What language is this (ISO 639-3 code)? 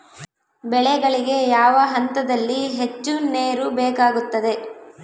kan